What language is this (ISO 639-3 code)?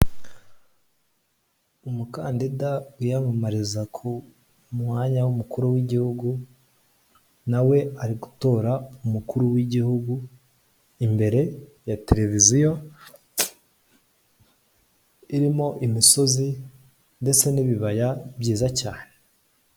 kin